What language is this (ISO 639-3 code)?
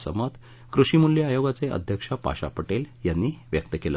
mar